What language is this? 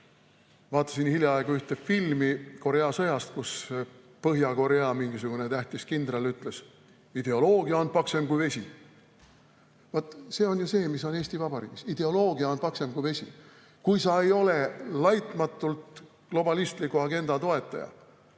Estonian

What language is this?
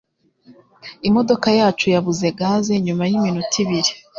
Kinyarwanda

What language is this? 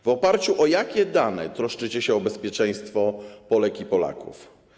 Polish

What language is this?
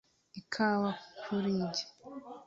Kinyarwanda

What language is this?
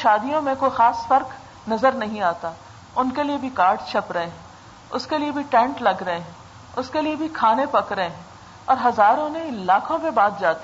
Urdu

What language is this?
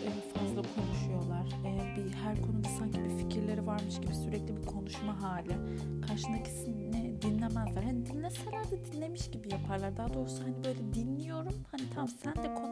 Turkish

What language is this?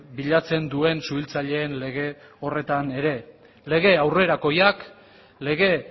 Basque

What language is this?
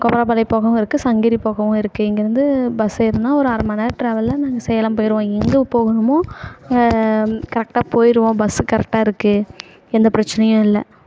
Tamil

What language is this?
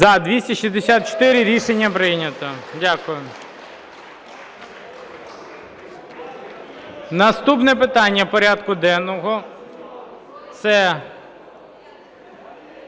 Ukrainian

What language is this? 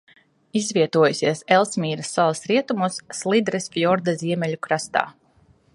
Latvian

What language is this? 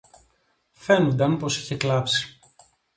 Greek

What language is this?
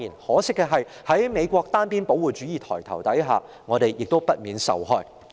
Cantonese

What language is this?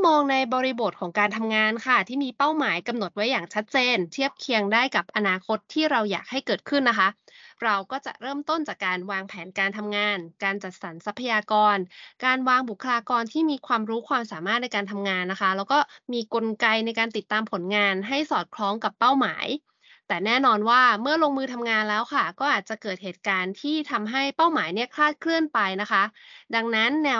Thai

